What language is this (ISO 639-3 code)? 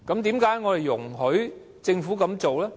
yue